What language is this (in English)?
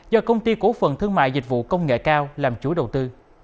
Vietnamese